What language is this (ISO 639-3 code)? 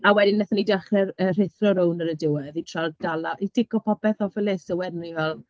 cym